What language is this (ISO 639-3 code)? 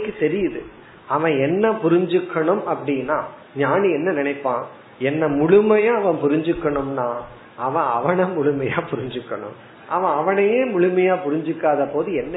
tam